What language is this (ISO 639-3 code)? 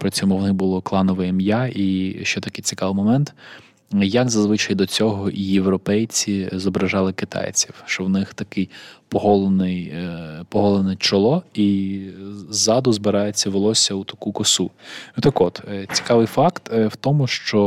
ukr